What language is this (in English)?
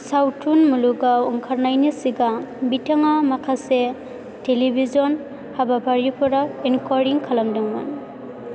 Bodo